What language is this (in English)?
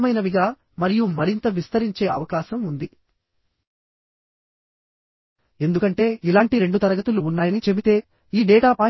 Telugu